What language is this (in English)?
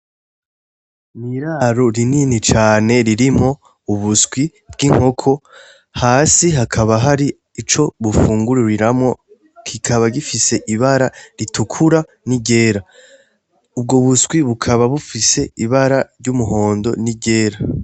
Rundi